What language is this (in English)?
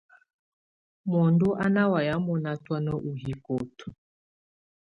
Tunen